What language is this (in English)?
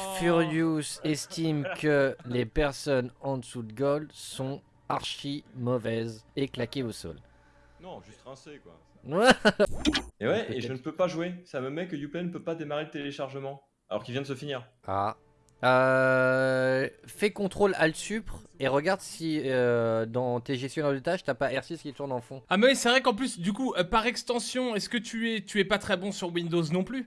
French